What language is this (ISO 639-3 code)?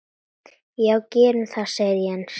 isl